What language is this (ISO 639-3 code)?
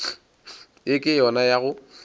nso